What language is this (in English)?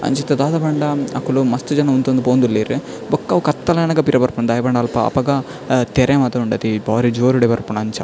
Tulu